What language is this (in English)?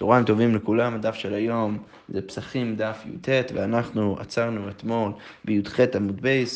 Hebrew